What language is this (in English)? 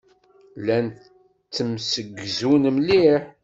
Kabyle